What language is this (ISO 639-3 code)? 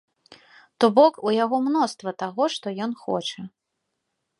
bel